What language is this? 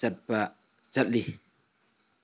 Manipuri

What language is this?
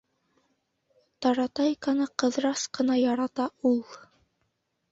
Bashkir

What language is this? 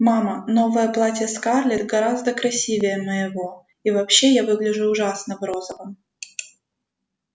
Russian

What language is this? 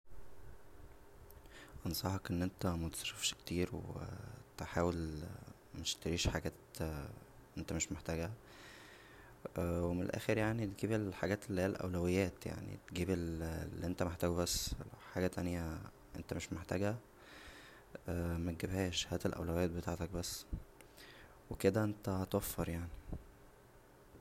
Egyptian Arabic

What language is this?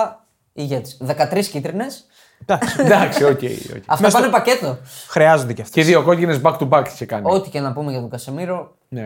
Greek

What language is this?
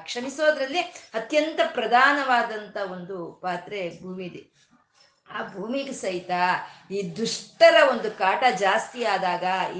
Kannada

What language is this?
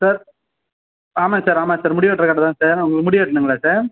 Tamil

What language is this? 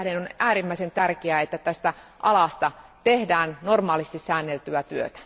Finnish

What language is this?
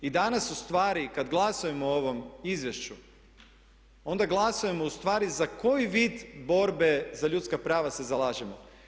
Croatian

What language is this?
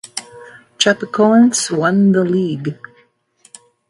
English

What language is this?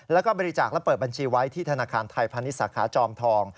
Thai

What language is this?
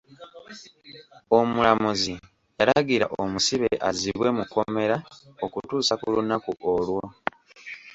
Ganda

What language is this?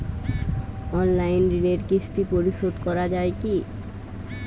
Bangla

